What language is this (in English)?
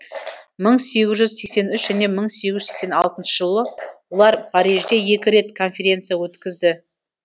Kazakh